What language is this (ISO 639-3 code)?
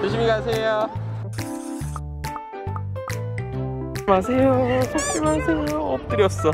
kor